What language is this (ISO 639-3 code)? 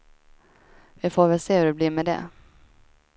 swe